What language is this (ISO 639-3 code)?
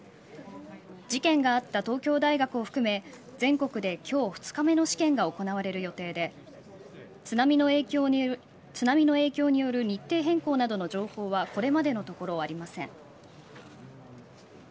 jpn